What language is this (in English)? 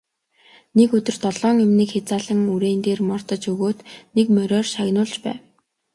Mongolian